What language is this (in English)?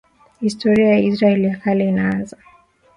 Swahili